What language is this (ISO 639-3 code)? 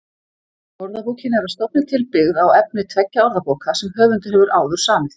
isl